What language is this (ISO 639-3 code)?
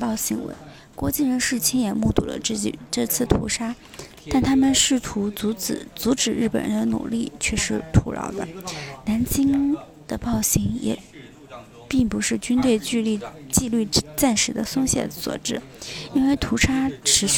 zho